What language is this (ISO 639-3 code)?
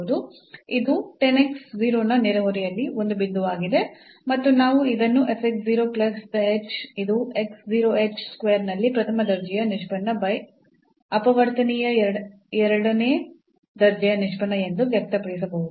kan